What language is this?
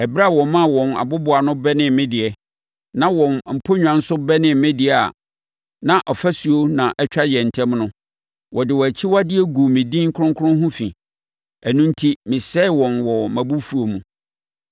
Akan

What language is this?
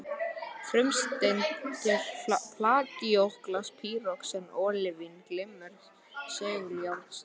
Icelandic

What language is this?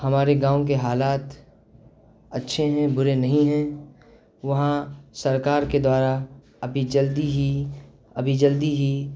Urdu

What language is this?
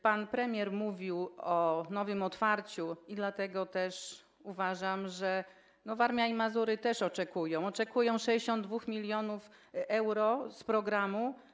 Polish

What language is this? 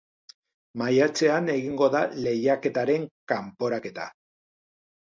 Basque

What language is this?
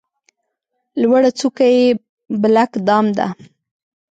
Pashto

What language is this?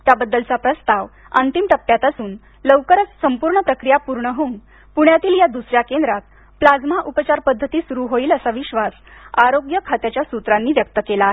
Marathi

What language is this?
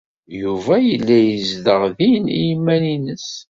Kabyle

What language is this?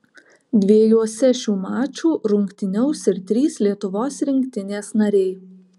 Lithuanian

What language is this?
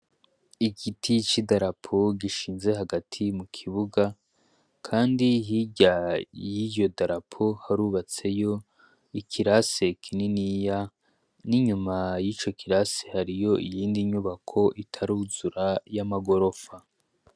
Rundi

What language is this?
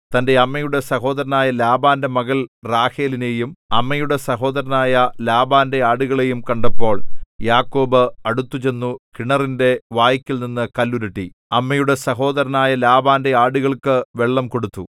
Malayalam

